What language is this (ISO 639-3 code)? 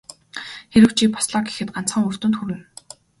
mon